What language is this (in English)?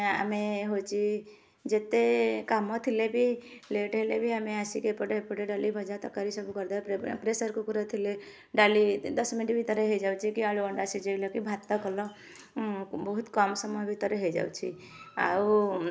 Odia